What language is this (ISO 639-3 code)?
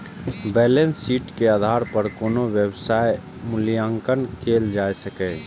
mai